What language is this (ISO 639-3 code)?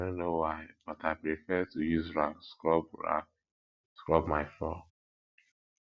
pcm